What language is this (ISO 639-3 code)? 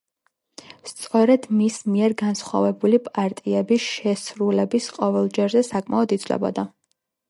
kat